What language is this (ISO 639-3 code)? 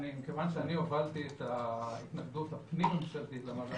heb